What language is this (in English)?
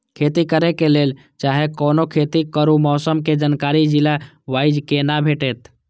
Maithili